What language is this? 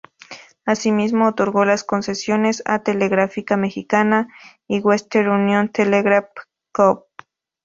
Spanish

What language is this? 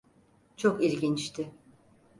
Turkish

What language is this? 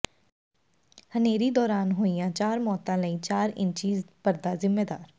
Punjabi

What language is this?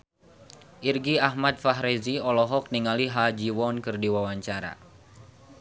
Sundanese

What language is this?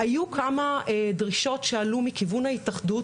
Hebrew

